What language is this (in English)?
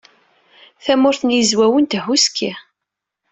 Kabyle